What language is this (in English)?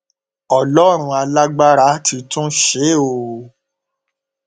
Yoruba